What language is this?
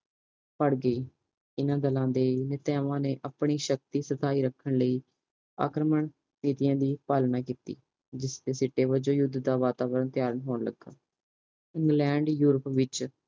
Punjabi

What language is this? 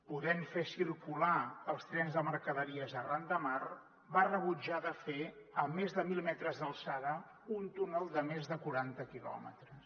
Catalan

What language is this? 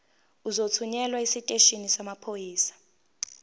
Zulu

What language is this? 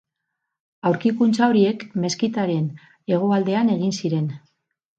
Basque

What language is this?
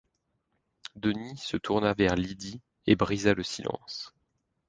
French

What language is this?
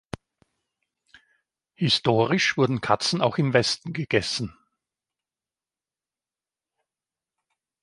German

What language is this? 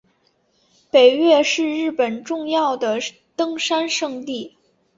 Chinese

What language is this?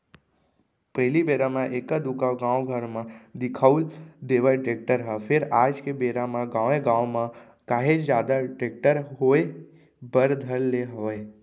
Chhattisgarhi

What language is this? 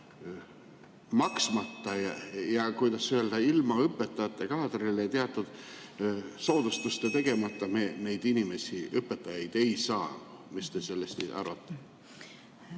Estonian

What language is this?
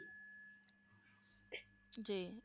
Punjabi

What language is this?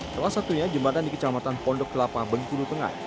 Indonesian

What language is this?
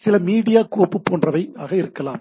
Tamil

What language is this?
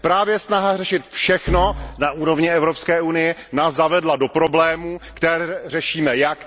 Czech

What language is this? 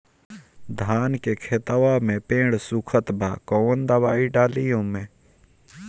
Bhojpuri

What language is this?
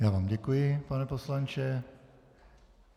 Czech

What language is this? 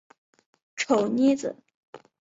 Chinese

